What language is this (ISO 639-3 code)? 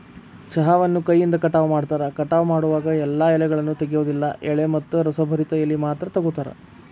kan